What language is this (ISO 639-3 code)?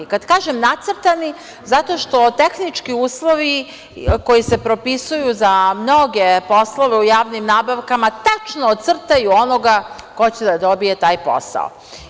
srp